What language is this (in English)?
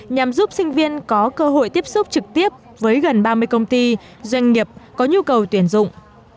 Vietnamese